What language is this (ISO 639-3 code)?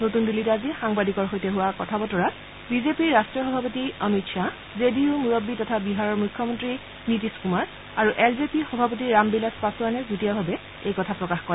asm